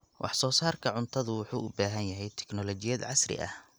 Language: Somali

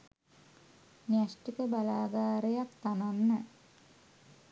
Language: Sinhala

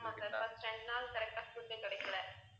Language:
Tamil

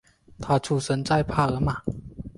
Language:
Chinese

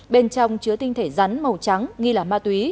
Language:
Vietnamese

